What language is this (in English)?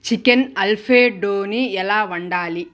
Telugu